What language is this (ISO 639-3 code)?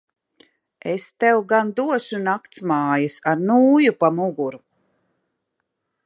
lav